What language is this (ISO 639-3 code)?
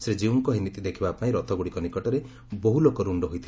ori